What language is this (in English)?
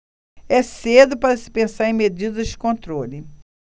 Portuguese